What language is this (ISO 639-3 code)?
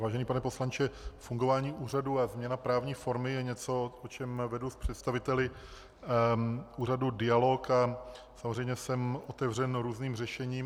ces